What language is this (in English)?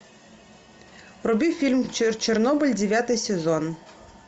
Russian